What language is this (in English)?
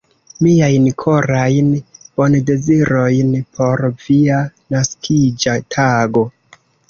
Esperanto